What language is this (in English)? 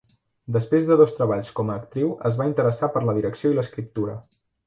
Catalan